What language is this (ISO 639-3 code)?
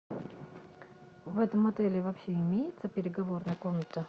rus